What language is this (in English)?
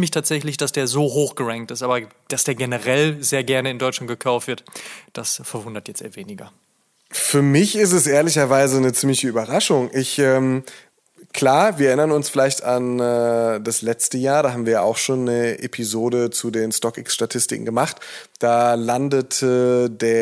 German